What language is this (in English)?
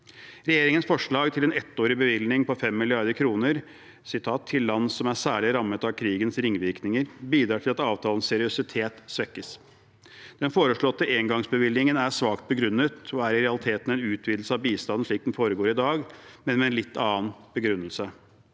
Norwegian